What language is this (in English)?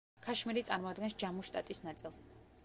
Georgian